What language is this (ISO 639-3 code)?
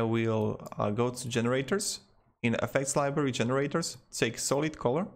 eng